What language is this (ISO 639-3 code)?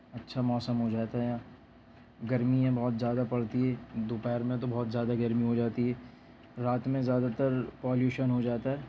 urd